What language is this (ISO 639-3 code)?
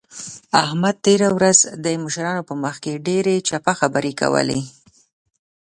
pus